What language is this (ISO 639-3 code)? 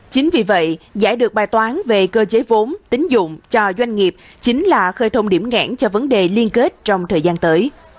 vie